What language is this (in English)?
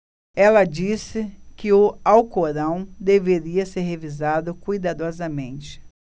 Portuguese